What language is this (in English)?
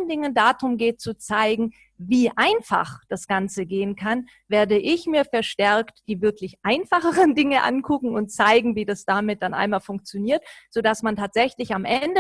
German